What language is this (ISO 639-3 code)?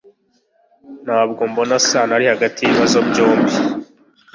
kin